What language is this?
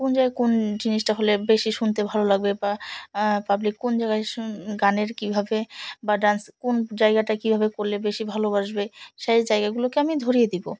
Bangla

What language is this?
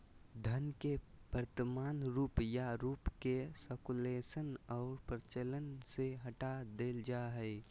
Magahi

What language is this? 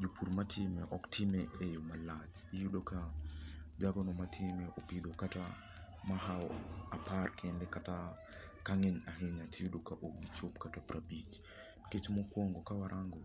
Luo (Kenya and Tanzania)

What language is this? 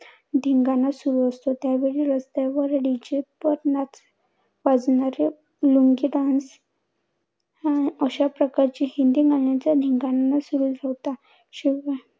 Marathi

